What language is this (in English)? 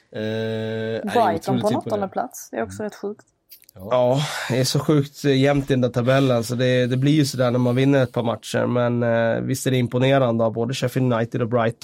Swedish